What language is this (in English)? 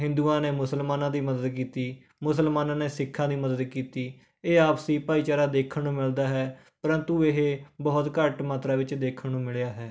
Punjabi